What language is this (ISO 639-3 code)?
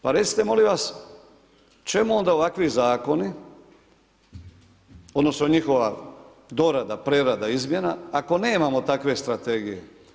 hrv